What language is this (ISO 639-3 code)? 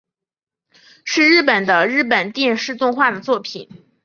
zho